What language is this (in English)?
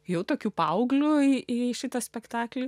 Lithuanian